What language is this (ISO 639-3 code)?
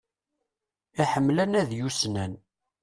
kab